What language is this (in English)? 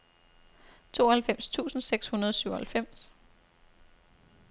Danish